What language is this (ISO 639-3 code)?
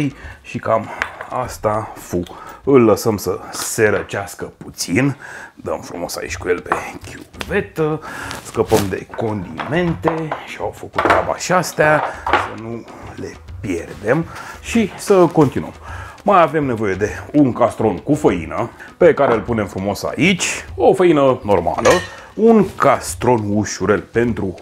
ron